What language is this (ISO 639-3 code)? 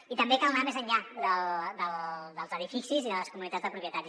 cat